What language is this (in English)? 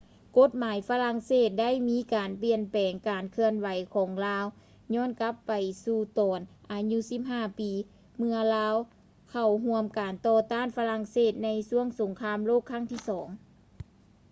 Lao